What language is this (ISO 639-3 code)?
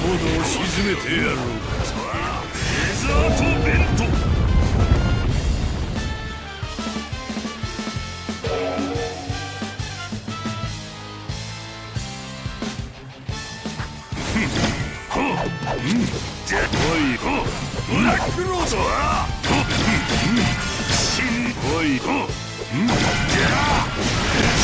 jpn